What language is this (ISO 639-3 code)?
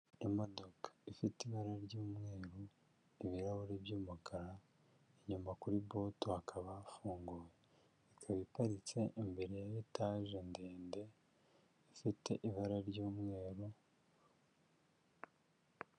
kin